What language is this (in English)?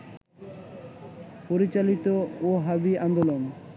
Bangla